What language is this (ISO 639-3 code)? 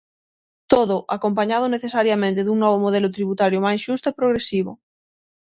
glg